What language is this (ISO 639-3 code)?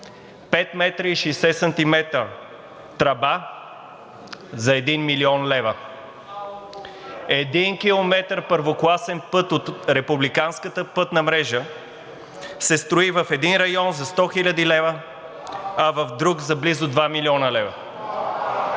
bul